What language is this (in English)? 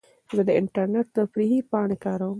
Pashto